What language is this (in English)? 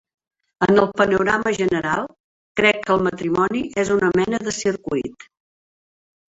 Catalan